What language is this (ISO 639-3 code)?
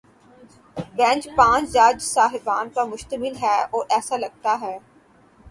urd